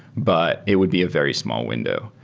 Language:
English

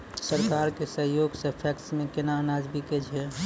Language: Maithili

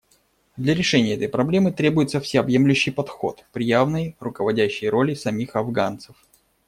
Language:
Russian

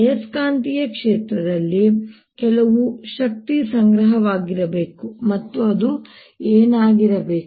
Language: Kannada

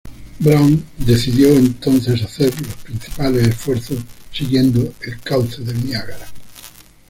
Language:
Spanish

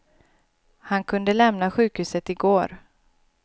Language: Swedish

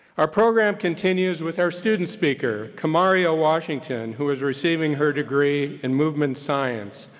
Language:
English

